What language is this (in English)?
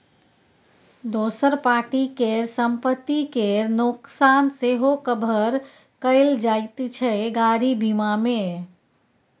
Maithili